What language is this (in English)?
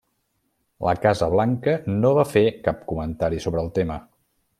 Catalan